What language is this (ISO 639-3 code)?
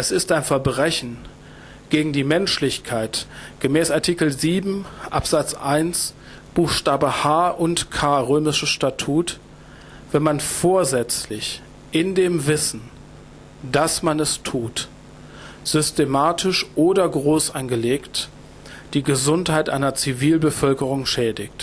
deu